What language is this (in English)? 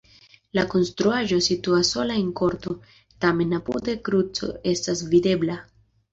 Esperanto